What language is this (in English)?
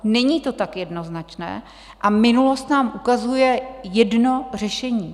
Czech